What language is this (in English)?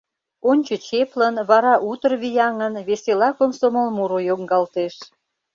Mari